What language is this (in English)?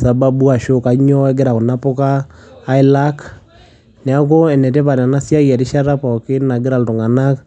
Masai